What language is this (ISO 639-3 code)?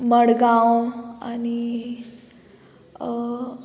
kok